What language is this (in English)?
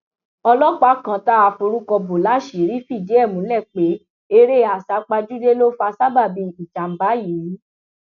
Yoruba